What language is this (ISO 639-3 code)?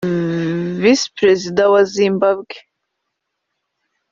kin